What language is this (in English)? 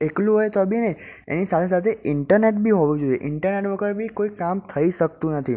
Gujarati